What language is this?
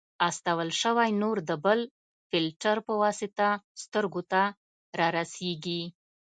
Pashto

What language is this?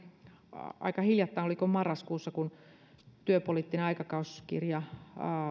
Finnish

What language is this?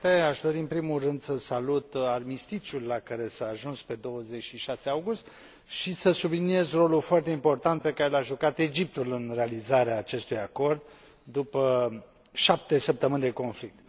Romanian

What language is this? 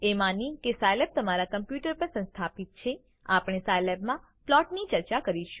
Gujarati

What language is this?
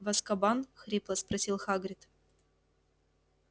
Russian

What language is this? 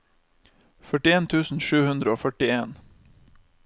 Norwegian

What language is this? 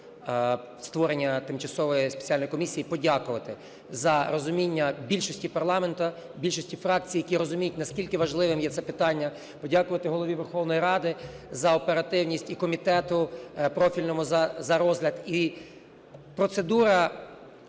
Ukrainian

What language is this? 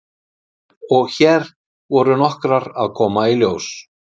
Icelandic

